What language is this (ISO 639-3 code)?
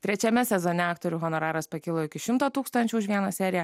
lit